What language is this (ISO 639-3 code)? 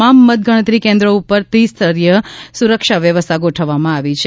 guj